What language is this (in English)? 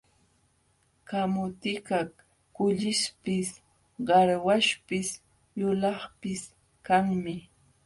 Jauja Wanca Quechua